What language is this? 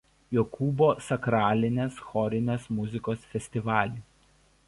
Lithuanian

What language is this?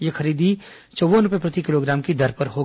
Hindi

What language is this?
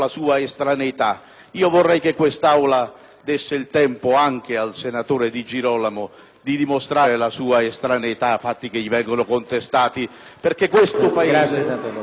Italian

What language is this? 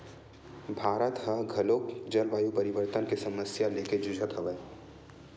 Chhattisgarhi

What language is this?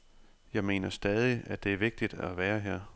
Danish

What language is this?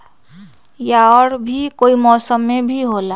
Magahi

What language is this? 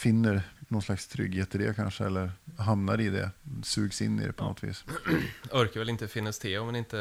Swedish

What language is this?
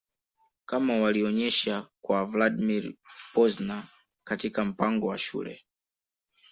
Swahili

